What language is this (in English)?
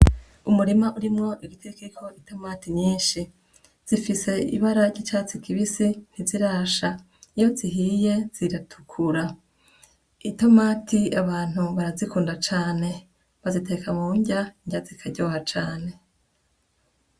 Rundi